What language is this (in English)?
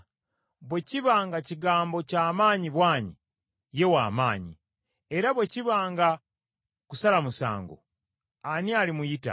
Ganda